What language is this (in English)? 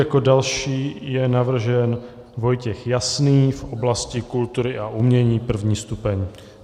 Czech